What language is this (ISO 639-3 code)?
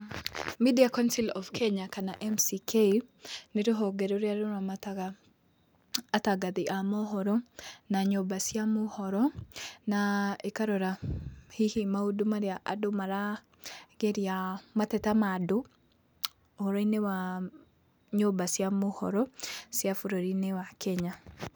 kik